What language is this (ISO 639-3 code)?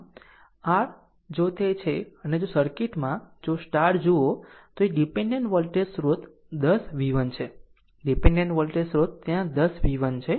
guj